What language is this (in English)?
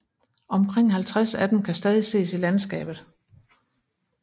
Danish